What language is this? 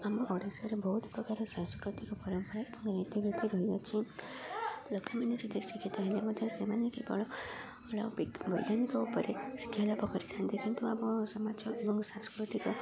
Odia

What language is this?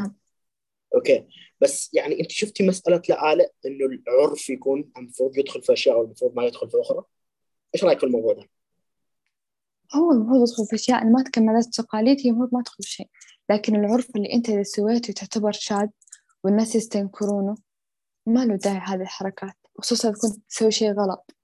Arabic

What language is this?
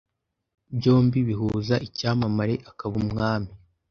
Kinyarwanda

